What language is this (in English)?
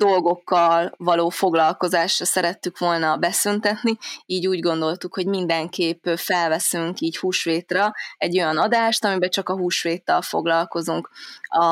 Hungarian